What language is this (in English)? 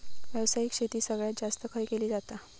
Marathi